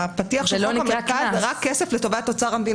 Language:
Hebrew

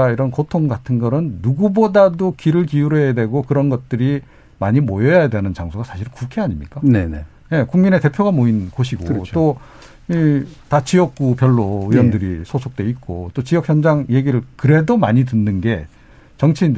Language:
Korean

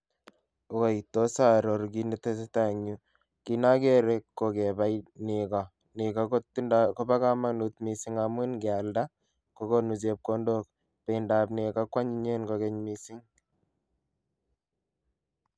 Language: Kalenjin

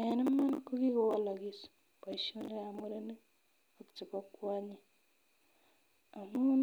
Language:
Kalenjin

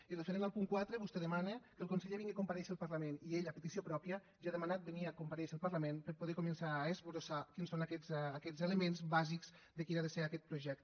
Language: Catalan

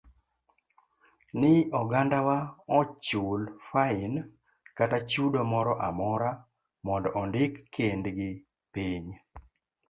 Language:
Luo (Kenya and Tanzania)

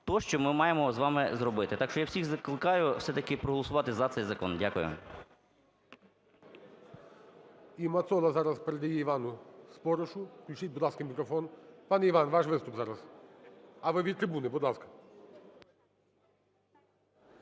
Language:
Ukrainian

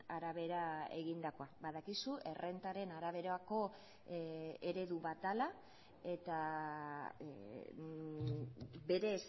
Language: Basque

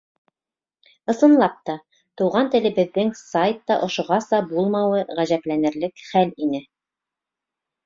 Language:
Bashkir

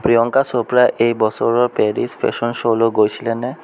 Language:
Assamese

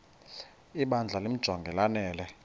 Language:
Xhosa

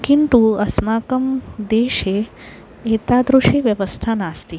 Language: Sanskrit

